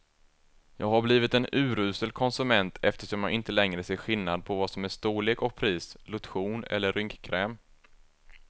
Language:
Swedish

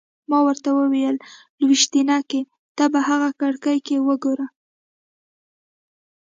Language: Pashto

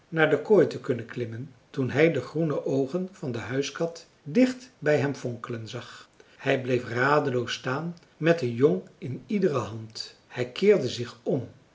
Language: Dutch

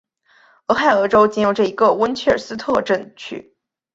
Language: Chinese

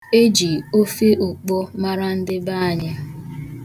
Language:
Igbo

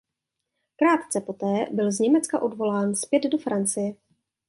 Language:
Czech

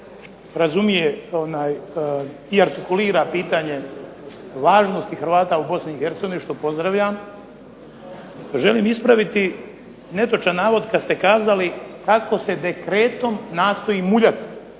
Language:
Croatian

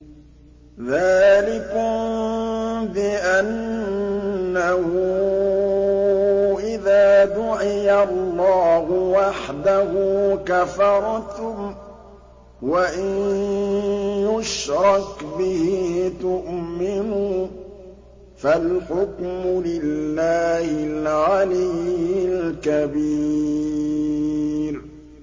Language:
Arabic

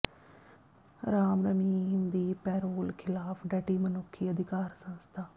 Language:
Punjabi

